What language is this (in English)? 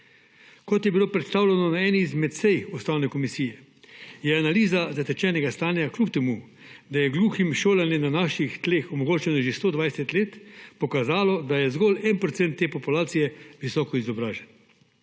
Slovenian